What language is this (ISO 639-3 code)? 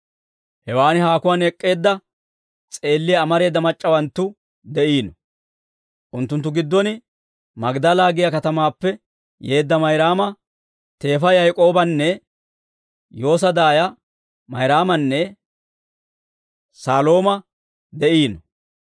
dwr